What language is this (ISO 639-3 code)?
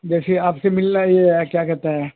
urd